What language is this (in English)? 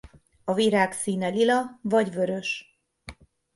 Hungarian